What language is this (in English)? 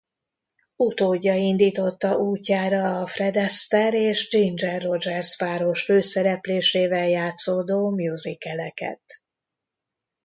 Hungarian